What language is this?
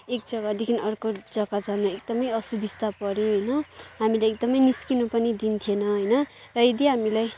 Nepali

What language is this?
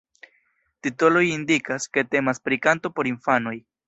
Esperanto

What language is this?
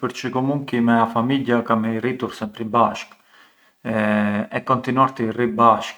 Arbëreshë Albanian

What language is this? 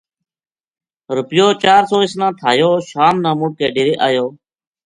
Gujari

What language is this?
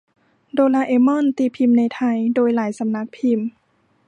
Thai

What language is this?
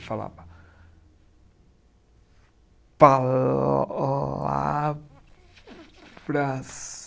Portuguese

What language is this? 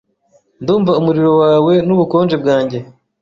Kinyarwanda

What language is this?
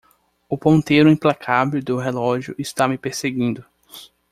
Portuguese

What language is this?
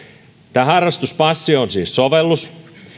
Finnish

